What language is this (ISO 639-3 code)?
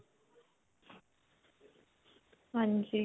pan